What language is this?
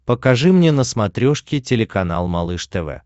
Russian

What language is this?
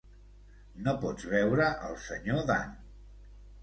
Catalan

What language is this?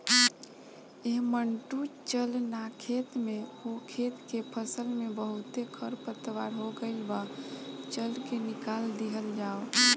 Bhojpuri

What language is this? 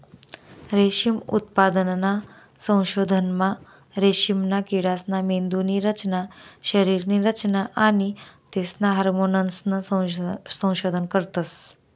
Marathi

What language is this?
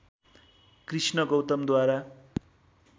Nepali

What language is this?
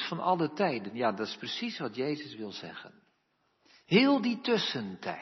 Dutch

